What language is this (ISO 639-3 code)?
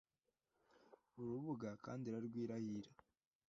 kin